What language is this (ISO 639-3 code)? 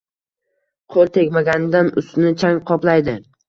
uzb